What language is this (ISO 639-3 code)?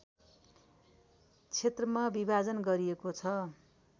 nep